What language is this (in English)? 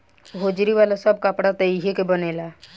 Bhojpuri